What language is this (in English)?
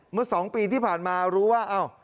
Thai